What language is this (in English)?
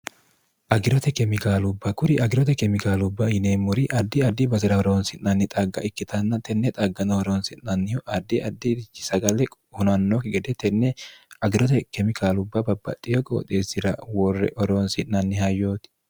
Sidamo